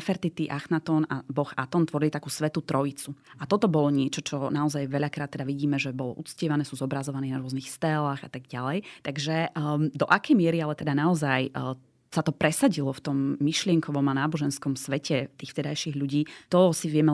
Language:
Slovak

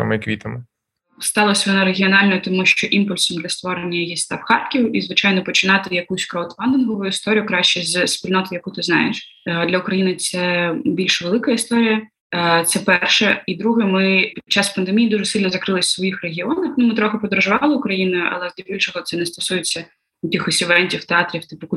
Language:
Ukrainian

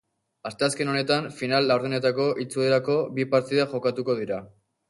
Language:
Basque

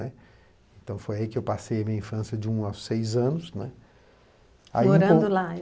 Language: Portuguese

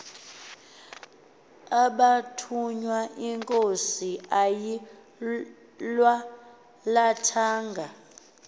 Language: Xhosa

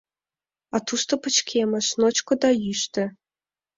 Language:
Mari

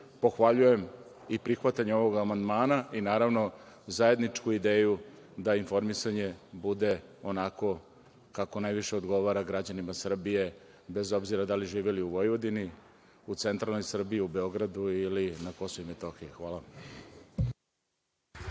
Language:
Serbian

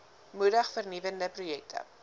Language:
Afrikaans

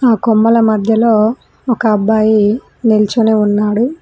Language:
Telugu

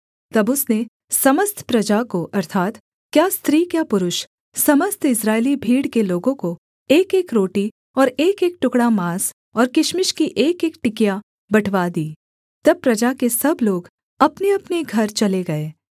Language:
Hindi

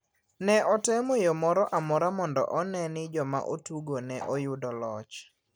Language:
Luo (Kenya and Tanzania)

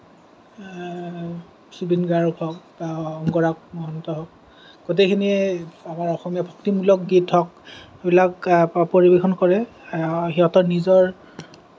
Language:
Assamese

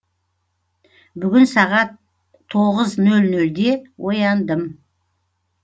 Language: Kazakh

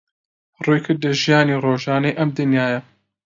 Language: Central Kurdish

